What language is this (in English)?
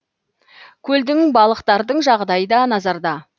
Kazakh